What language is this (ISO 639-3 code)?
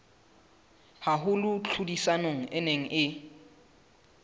sot